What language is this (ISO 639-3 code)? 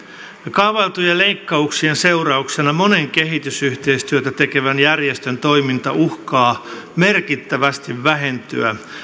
fin